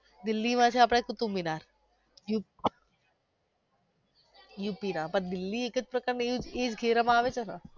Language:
Gujarati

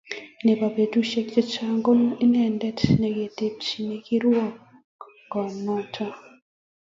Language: Kalenjin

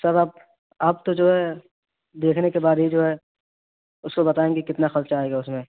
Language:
Urdu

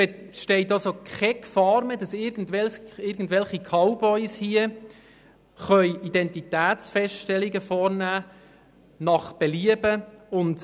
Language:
Swiss German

